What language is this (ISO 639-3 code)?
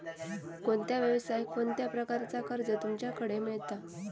mar